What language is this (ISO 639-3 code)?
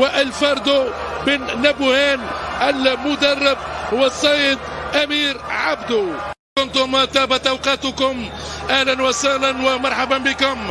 ara